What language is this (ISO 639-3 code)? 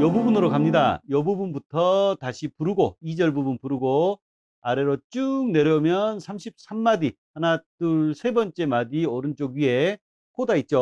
kor